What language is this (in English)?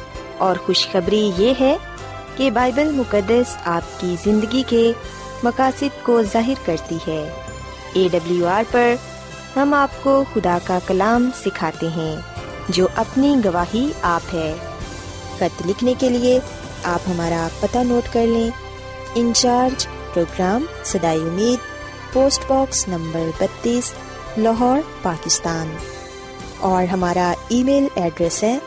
Urdu